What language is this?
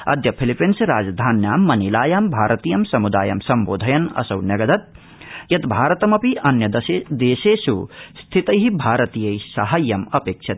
Sanskrit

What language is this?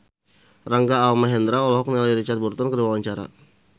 Sundanese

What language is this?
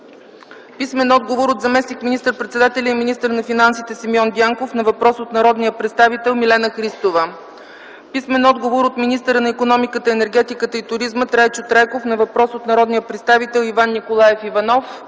Bulgarian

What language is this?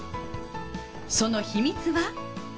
Japanese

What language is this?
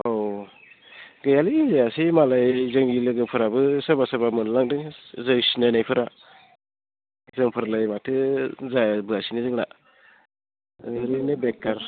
Bodo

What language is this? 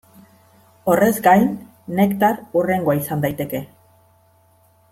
Basque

